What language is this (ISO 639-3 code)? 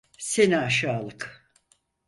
tur